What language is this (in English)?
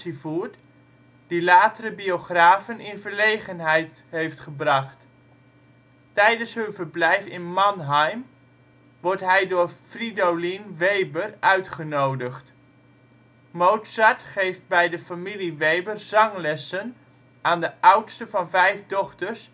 Dutch